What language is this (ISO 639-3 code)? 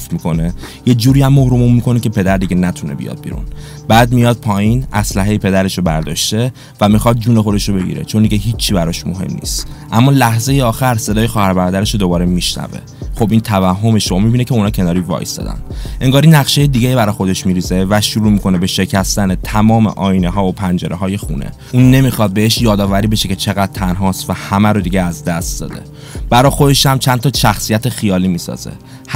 fas